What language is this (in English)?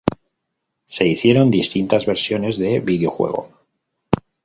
Spanish